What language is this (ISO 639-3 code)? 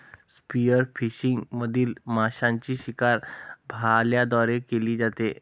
mar